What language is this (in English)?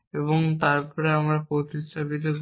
Bangla